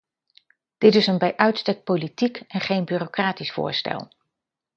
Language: Dutch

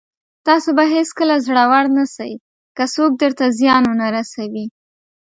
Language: Pashto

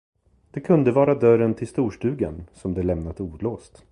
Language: Swedish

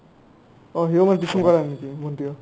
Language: Assamese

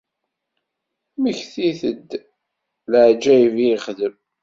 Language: Kabyle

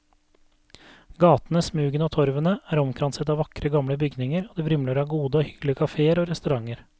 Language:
Norwegian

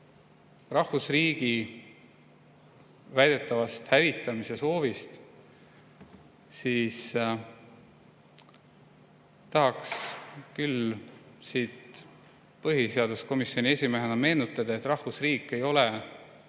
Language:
Estonian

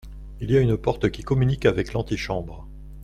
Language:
French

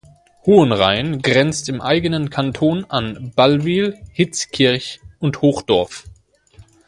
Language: German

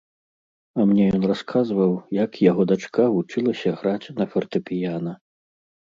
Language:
Belarusian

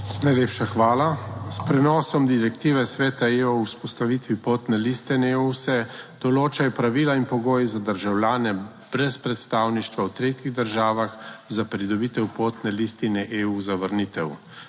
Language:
Slovenian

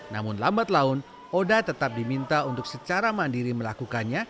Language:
Indonesian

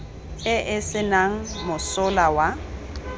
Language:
Tswana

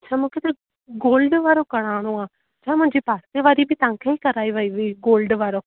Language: Sindhi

